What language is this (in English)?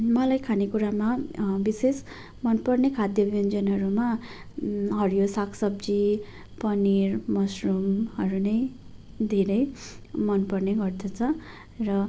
Nepali